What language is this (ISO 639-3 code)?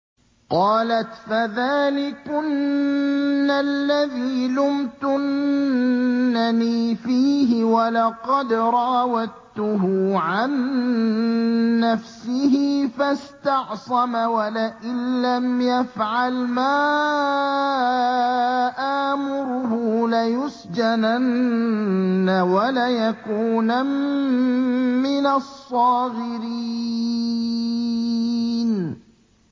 ara